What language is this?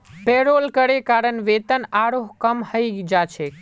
Magahi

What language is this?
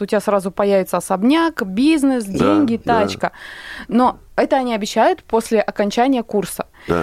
Russian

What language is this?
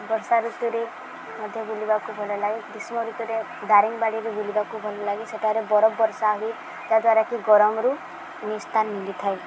Odia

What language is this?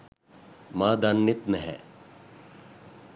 Sinhala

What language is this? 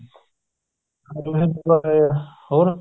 Punjabi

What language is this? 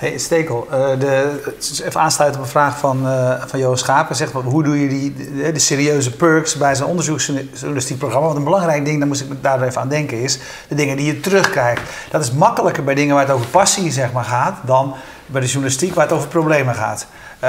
Dutch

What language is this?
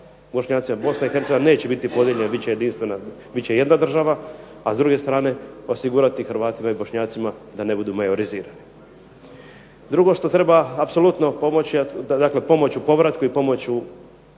Croatian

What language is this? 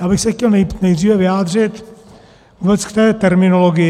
Czech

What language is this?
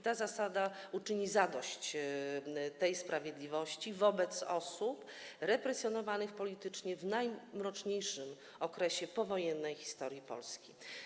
Polish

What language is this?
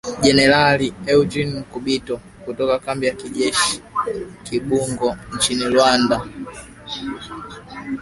Swahili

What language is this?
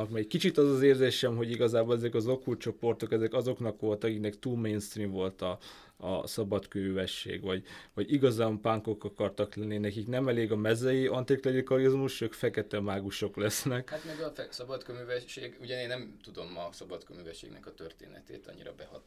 Hungarian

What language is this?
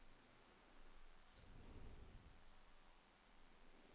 Danish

